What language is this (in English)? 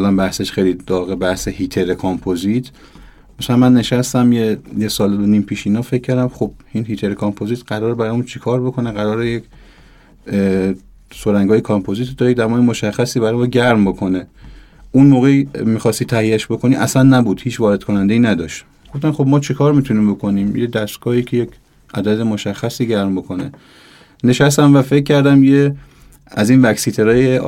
Persian